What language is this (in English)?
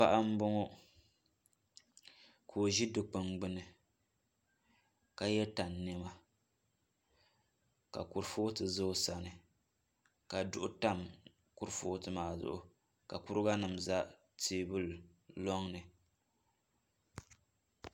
Dagbani